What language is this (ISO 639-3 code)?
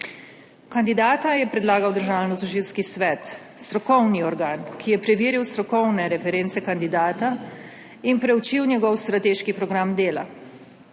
slv